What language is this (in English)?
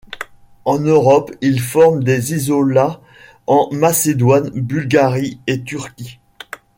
French